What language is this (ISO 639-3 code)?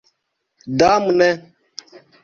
epo